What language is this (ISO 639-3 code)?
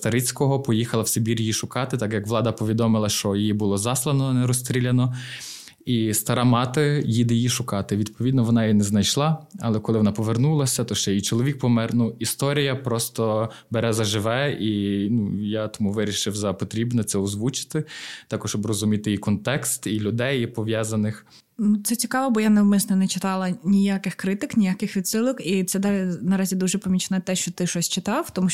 ukr